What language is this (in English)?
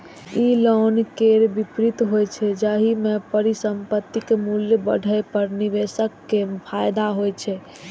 Maithili